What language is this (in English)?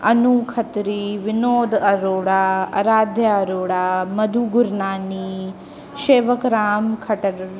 Sindhi